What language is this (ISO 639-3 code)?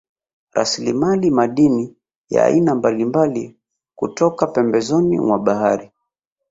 swa